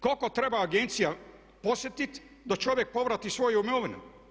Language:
Croatian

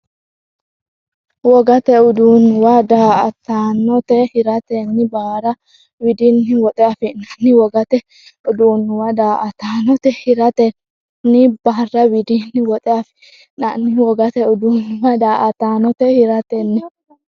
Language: Sidamo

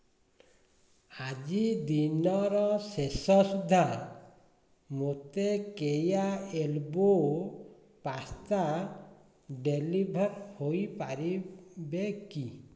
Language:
Odia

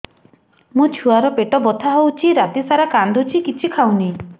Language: Odia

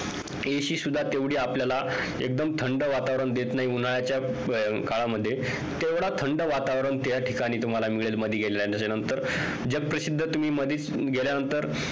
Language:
Marathi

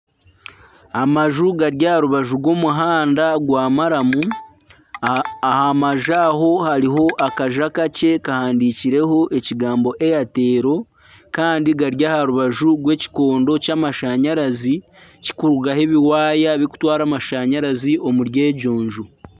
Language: Nyankole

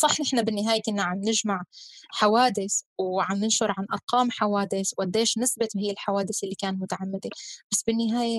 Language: Arabic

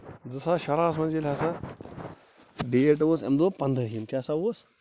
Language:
Kashmiri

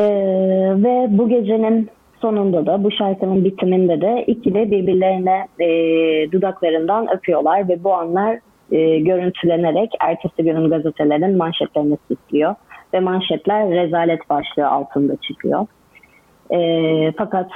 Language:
Turkish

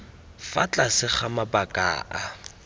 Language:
Tswana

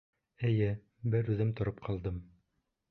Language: Bashkir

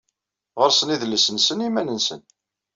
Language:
Kabyle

